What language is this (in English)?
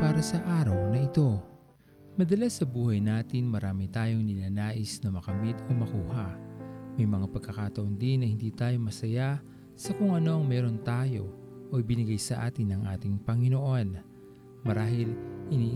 Filipino